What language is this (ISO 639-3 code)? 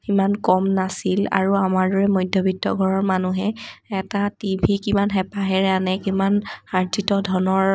asm